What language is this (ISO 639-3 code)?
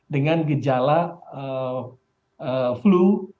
ind